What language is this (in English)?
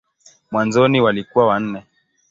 Swahili